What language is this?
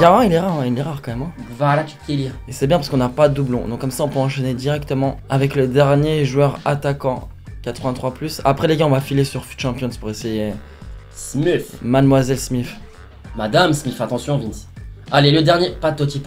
French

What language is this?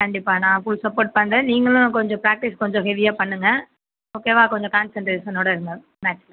Tamil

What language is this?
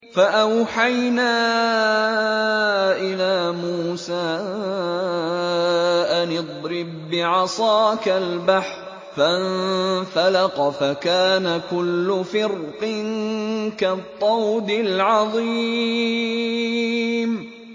Arabic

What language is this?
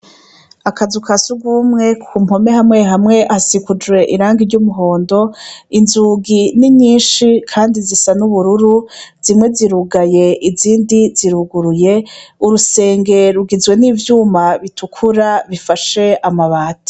Rundi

